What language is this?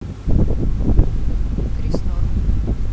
Russian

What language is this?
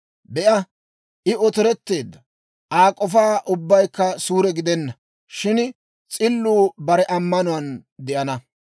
Dawro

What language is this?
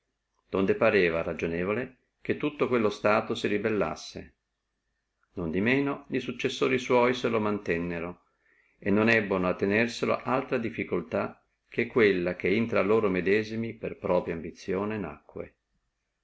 Italian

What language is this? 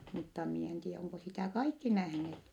Finnish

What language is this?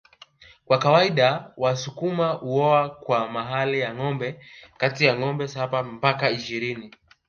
Swahili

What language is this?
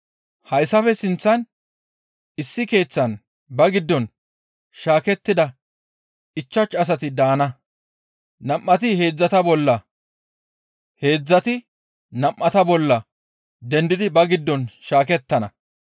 Gamo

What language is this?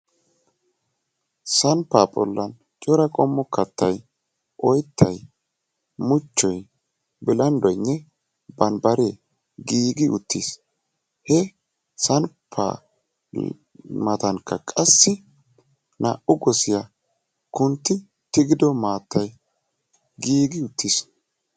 Wolaytta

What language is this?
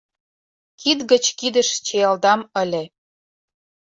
Mari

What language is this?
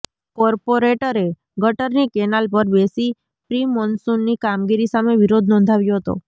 Gujarati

